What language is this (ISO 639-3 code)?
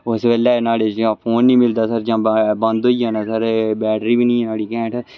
doi